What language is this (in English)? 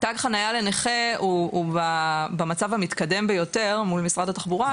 Hebrew